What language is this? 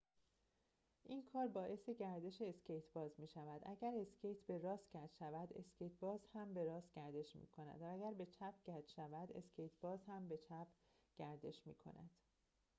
Persian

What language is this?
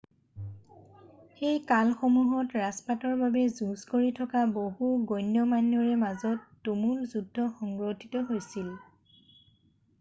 Assamese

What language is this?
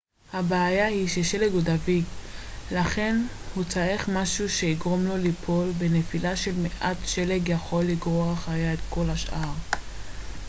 Hebrew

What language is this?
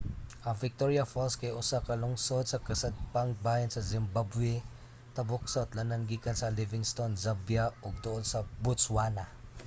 Cebuano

